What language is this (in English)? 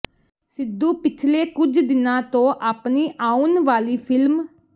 Punjabi